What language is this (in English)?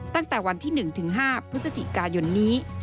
Thai